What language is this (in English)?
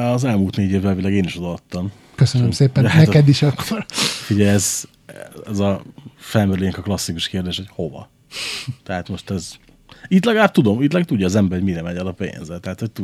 Hungarian